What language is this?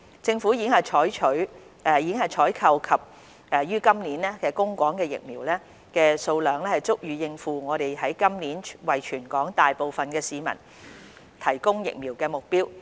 Cantonese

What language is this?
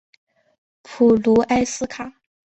Chinese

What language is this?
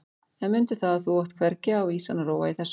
Icelandic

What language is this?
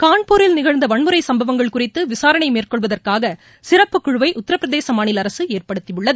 Tamil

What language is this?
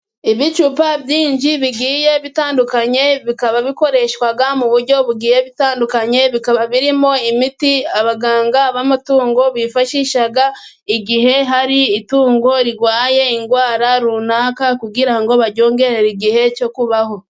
Kinyarwanda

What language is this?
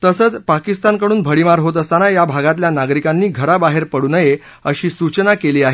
Marathi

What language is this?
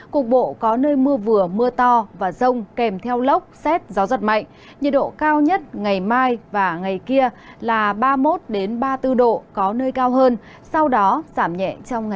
Vietnamese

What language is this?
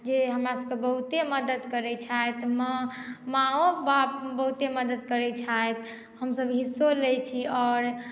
Maithili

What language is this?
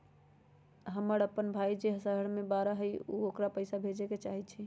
Magahi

